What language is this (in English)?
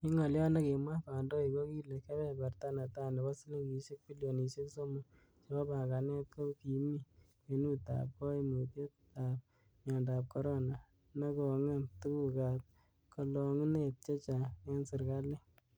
Kalenjin